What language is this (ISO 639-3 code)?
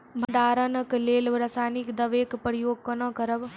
mai